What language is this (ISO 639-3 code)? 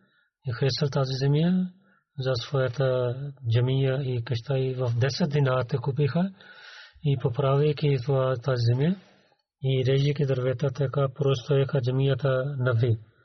bul